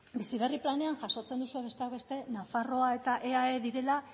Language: Basque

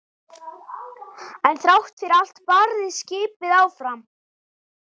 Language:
Icelandic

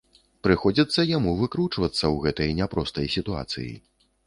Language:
Belarusian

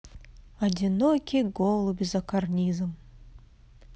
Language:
Russian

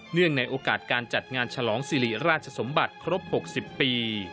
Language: Thai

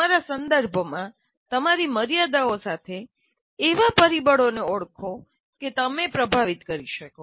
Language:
Gujarati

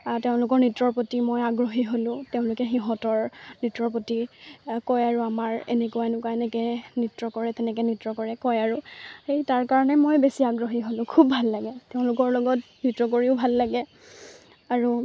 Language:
Assamese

